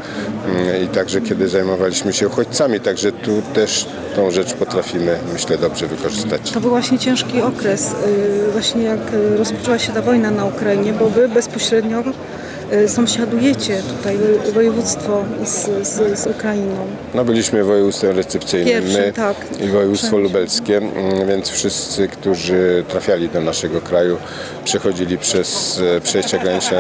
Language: Polish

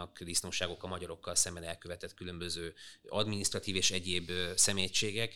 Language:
Hungarian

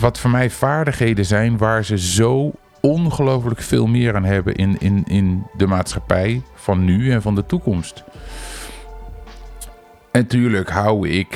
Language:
Dutch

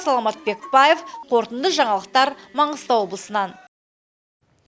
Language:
Kazakh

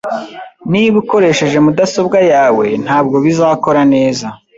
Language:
Kinyarwanda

